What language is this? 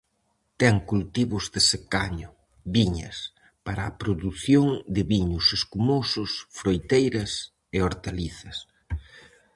Galician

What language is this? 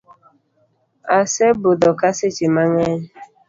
Luo (Kenya and Tanzania)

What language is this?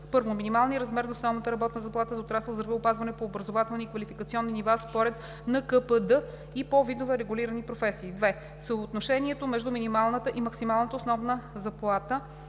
Bulgarian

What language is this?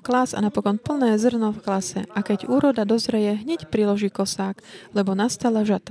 Slovak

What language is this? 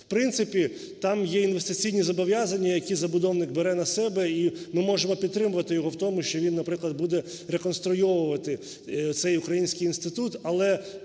Ukrainian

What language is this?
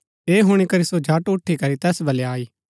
Gaddi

